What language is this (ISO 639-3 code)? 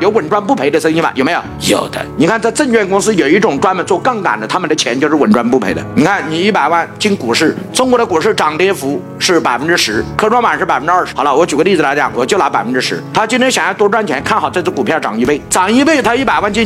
zho